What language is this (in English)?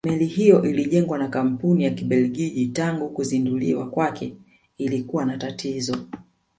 Swahili